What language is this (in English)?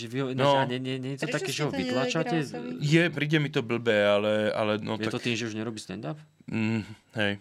Slovak